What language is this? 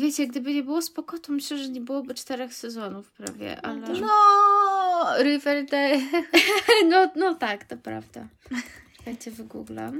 Polish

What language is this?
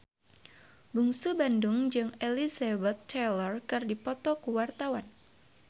Sundanese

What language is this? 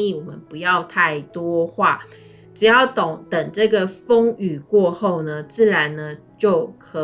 Chinese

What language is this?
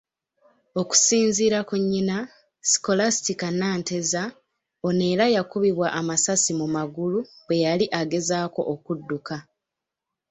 Ganda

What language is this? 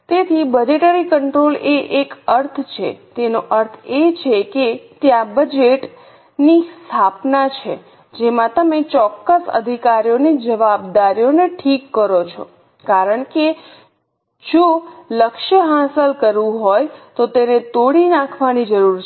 Gujarati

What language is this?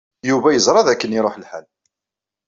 Kabyle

